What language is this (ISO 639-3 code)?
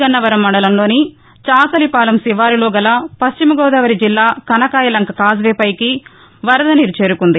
tel